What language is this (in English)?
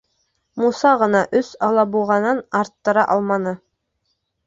Bashkir